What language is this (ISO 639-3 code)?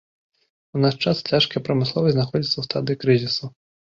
bel